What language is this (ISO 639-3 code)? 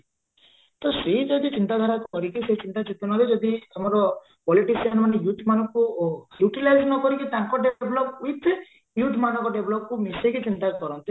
ori